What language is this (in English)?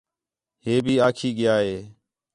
Khetrani